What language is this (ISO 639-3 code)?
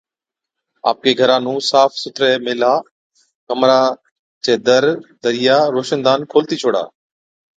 odk